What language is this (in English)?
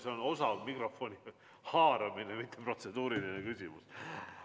Estonian